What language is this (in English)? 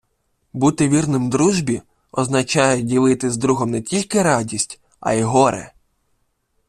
Ukrainian